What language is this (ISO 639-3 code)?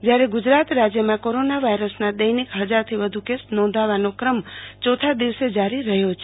guj